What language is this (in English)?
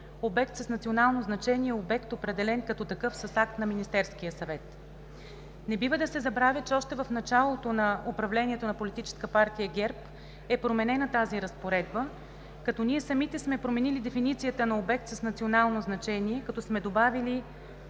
Bulgarian